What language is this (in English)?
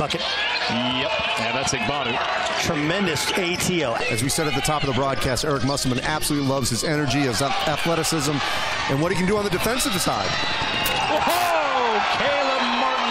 English